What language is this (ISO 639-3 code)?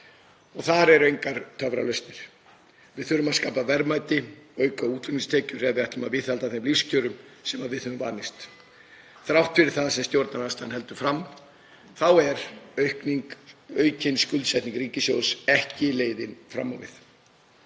isl